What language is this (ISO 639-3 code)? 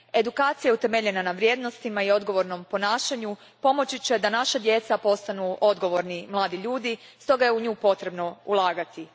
hrv